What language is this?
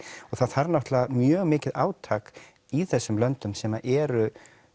Icelandic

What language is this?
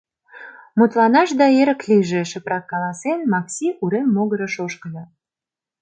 Mari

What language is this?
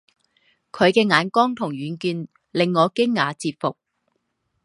Chinese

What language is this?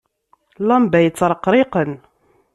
Kabyle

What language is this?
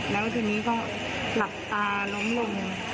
Thai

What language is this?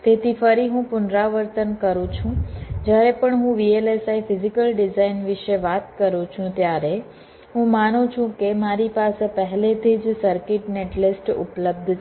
Gujarati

